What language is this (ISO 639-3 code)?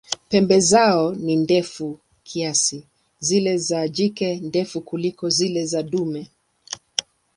swa